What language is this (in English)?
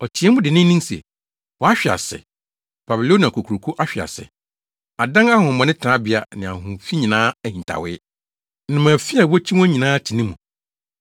Akan